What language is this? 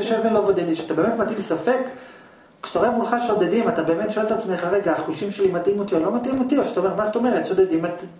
Hebrew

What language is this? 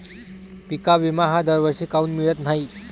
Marathi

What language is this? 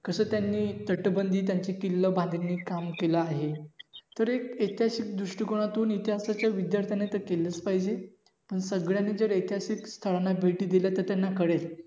Marathi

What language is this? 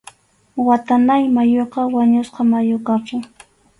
Arequipa-La Unión Quechua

